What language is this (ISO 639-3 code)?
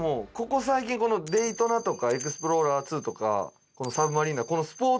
jpn